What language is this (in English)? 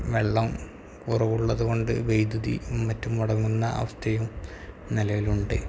Malayalam